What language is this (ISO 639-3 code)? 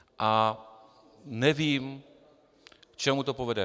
ces